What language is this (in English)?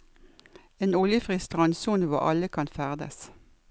Norwegian